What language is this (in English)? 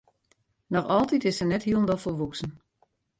Western Frisian